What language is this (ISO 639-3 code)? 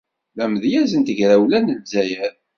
kab